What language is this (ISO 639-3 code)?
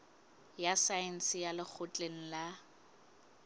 sot